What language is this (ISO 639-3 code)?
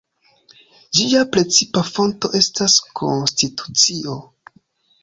epo